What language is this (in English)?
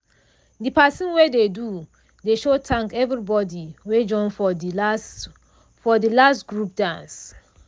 Nigerian Pidgin